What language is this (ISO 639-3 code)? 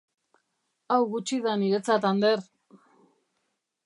eus